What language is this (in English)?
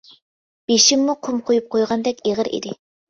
Uyghur